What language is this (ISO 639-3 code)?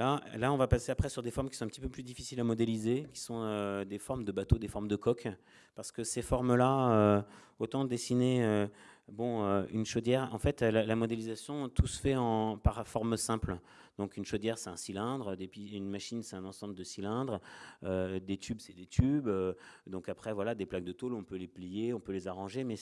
fra